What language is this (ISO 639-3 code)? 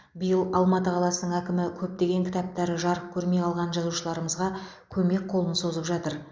kaz